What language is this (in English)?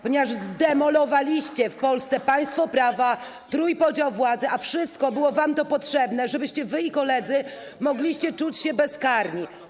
Polish